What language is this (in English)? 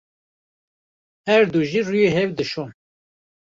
Kurdish